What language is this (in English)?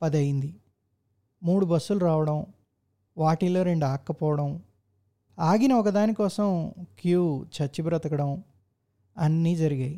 Telugu